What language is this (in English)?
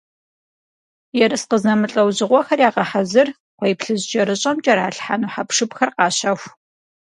Kabardian